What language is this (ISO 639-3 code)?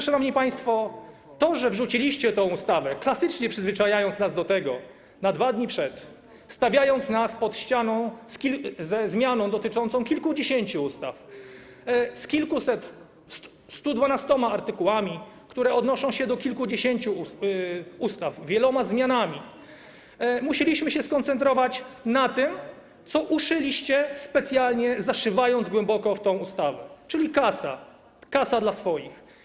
pol